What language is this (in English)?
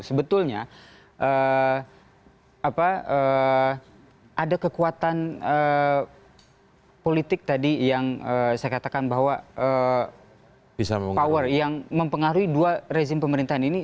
Indonesian